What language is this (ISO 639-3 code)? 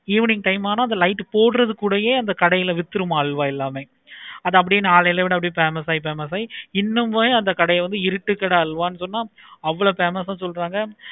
tam